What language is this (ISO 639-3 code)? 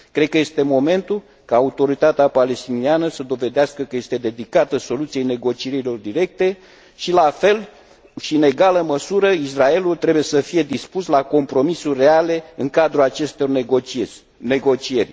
ron